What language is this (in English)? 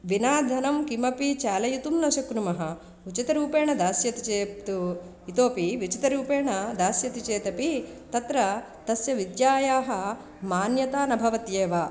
Sanskrit